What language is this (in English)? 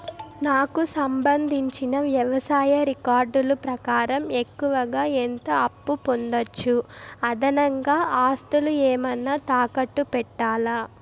Telugu